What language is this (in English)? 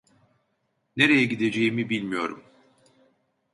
Turkish